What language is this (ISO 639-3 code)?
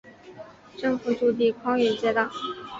zho